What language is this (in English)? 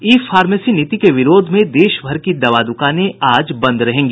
Hindi